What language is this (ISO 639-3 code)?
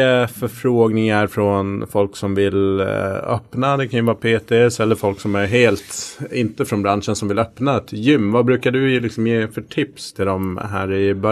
swe